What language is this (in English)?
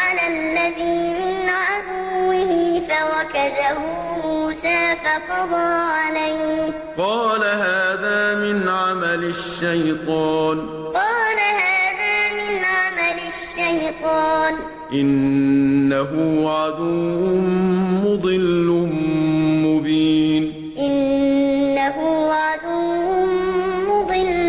Arabic